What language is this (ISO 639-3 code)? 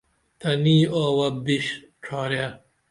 dml